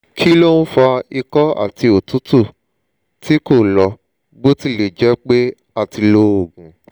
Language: Yoruba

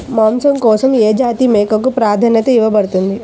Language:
Telugu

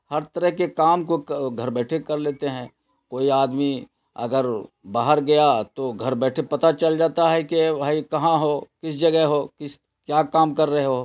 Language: Urdu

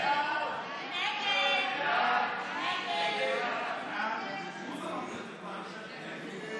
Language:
Hebrew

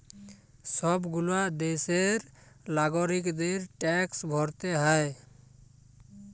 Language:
Bangla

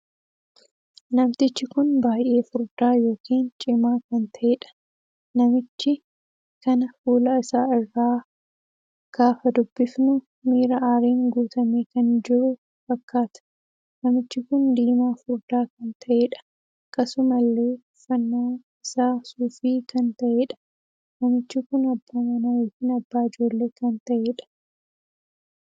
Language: Oromo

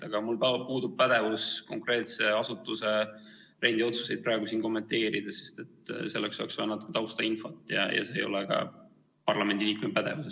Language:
Estonian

